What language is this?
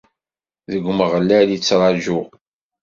Kabyle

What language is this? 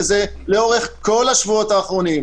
Hebrew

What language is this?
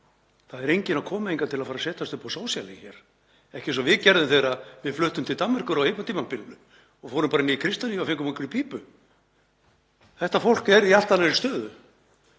Icelandic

